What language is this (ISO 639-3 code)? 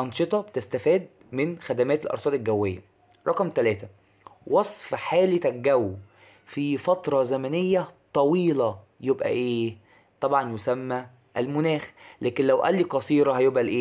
ara